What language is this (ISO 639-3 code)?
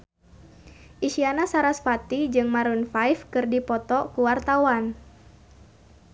sun